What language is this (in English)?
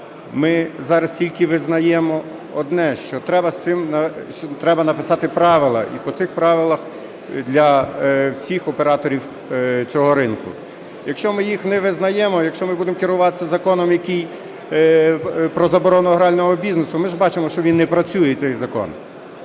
Ukrainian